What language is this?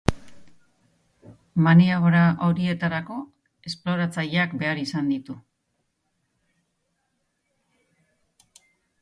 Basque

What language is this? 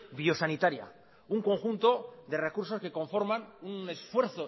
Spanish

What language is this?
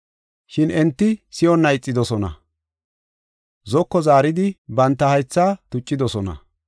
Gofa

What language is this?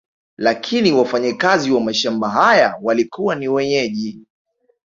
Swahili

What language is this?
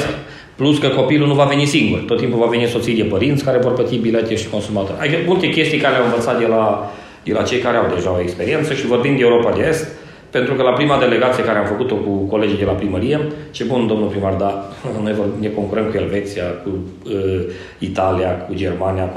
Romanian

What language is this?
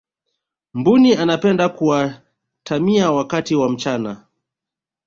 Swahili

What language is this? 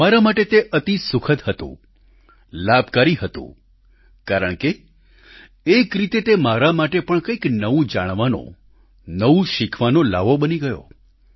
Gujarati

